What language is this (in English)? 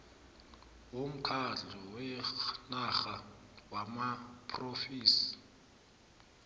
South Ndebele